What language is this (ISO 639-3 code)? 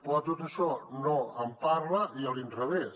cat